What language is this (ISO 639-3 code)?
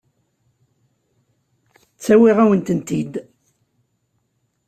kab